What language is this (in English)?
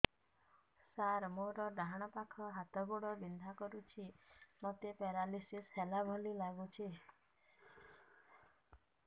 Odia